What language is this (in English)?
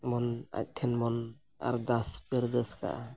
Santali